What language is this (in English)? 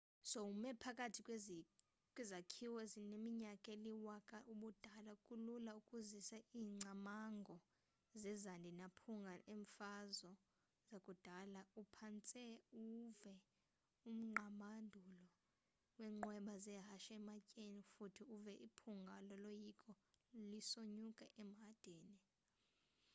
Xhosa